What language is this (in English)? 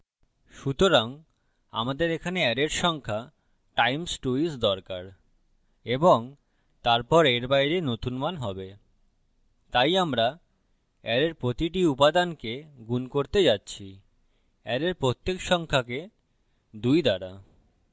Bangla